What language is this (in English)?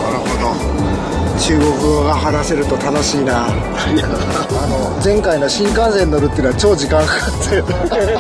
Japanese